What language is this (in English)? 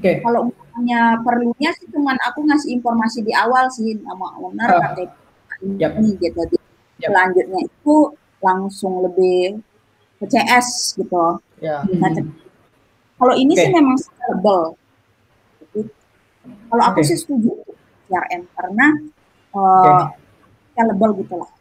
Indonesian